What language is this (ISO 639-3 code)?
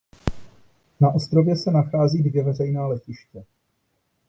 ces